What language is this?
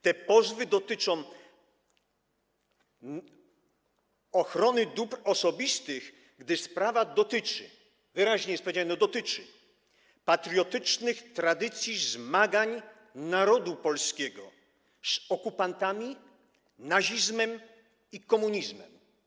Polish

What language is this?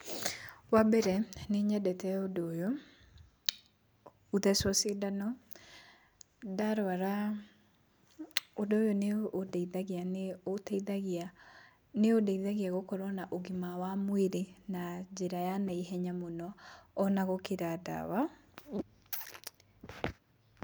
Kikuyu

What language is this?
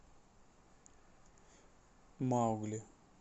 Russian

